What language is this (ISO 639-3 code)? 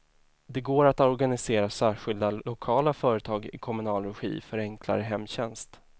swe